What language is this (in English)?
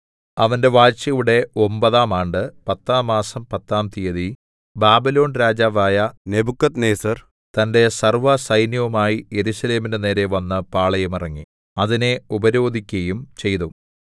Malayalam